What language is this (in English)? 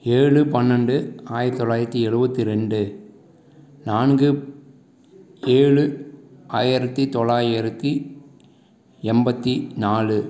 Tamil